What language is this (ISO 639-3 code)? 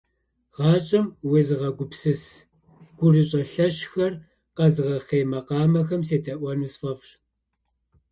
kbd